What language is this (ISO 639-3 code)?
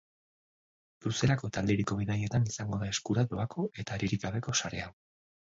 eus